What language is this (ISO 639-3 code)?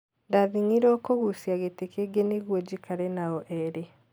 kik